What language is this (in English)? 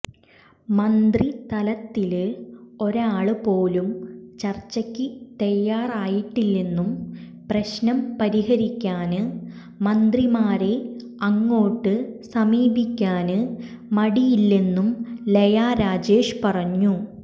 Malayalam